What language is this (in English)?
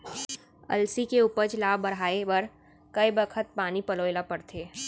Chhattisgarhi